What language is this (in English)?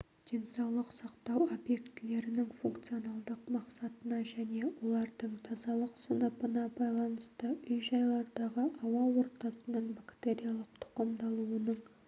Kazakh